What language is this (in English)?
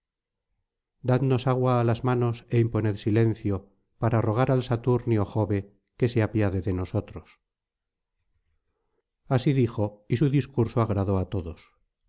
Spanish